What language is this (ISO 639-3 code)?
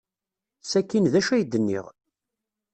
kab